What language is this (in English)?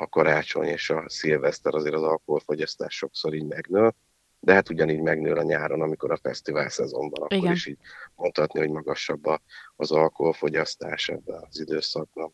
Hungarian